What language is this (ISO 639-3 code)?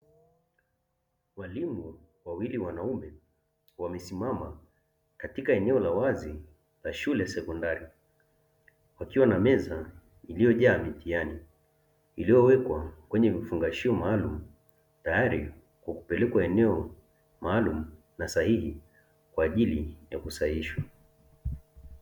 swa